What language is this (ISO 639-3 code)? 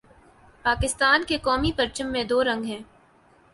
urd